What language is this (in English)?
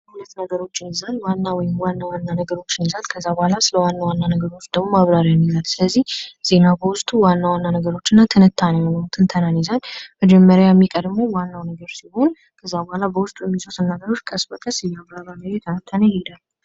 Amharic